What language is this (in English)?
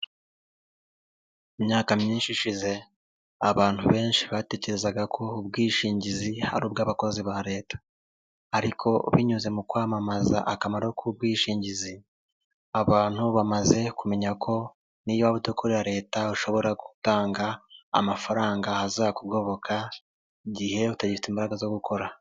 Kinyarwanda